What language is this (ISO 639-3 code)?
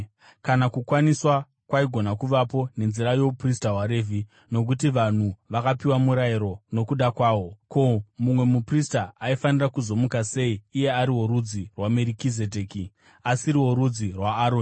sna